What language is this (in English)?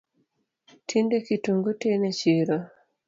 Luo (Kenya and Tanzania)